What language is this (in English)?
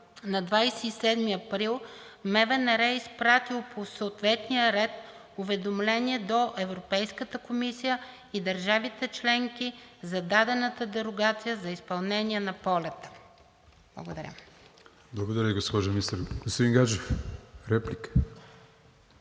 Bulgarian